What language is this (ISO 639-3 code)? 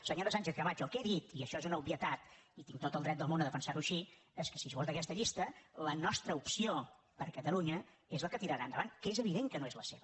cat